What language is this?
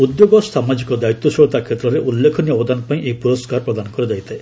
Odia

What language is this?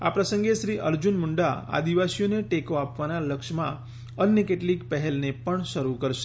Gujarati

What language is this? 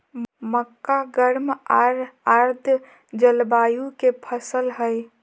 Magahi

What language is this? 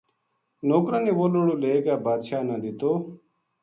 Gujari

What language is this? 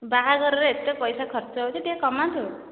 Odia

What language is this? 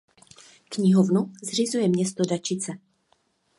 Czech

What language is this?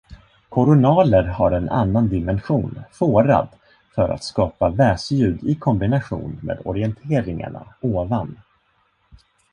Swedish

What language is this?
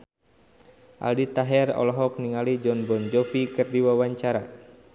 Sundanese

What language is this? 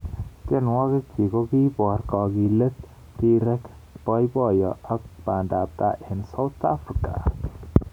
Kalenjin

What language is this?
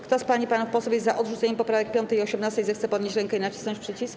Polish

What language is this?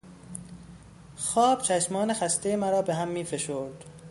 Persian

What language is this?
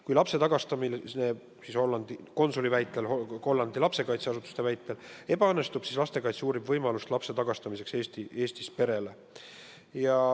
Estonian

